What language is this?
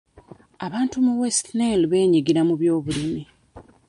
Ganda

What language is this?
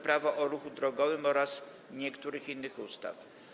Polish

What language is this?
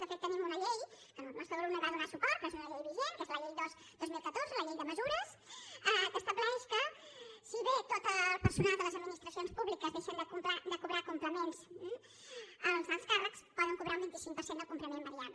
Catalan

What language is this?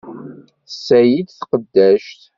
Kabyle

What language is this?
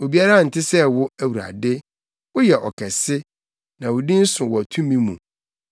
Akan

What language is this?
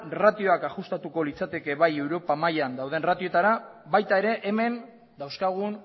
Basque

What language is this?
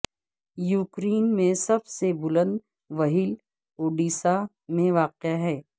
Urdu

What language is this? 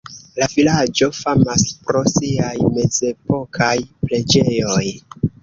Esperanto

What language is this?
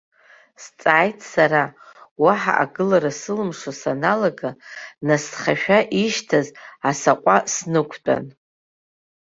Abkhazian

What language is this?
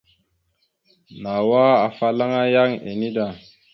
Mada (Cameroon)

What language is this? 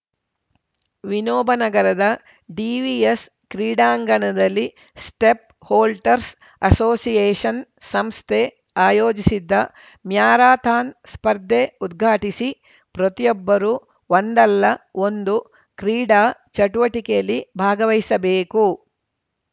Kannada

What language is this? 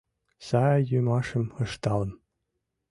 Mari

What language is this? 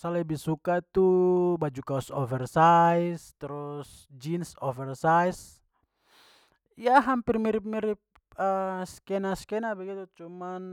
Papuan Malay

